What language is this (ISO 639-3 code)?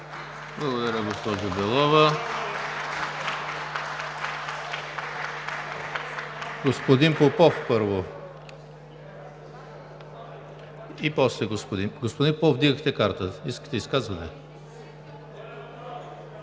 bul